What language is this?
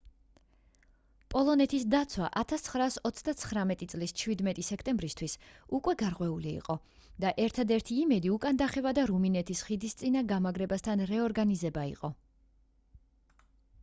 Georgian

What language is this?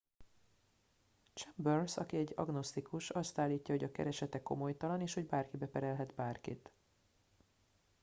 Hungarian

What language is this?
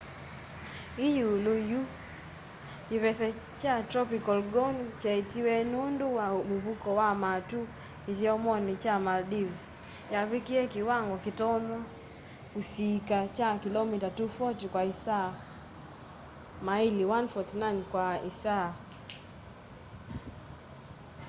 Kamba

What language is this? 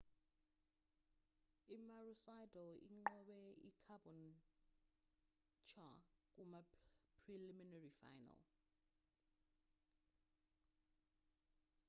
Zulu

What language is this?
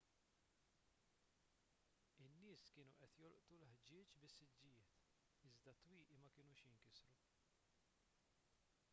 Maltese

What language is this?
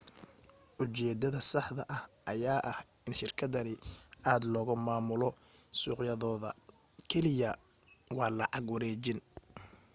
Somali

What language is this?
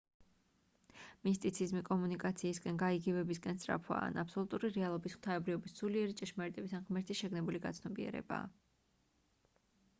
Georgian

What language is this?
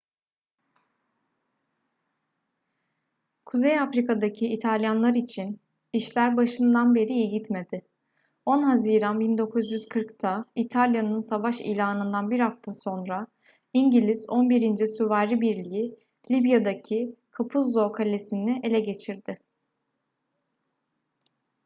Turkish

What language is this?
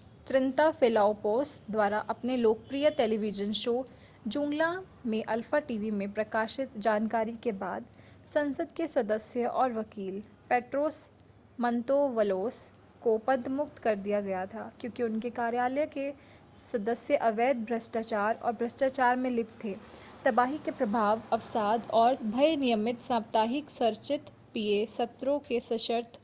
Hindi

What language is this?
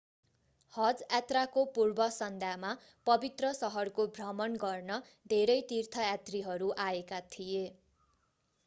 Nepali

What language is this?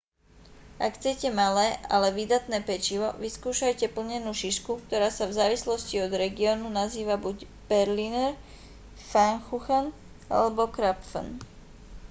Slovak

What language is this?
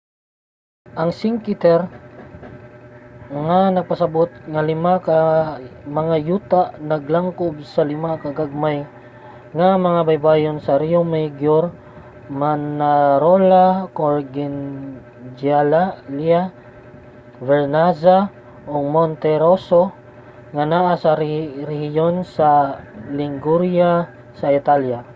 Cebuano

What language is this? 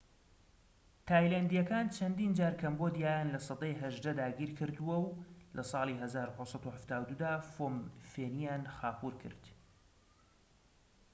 Central Kurdish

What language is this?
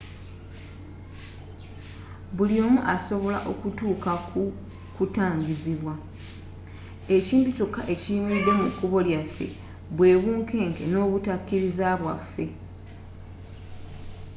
Ganda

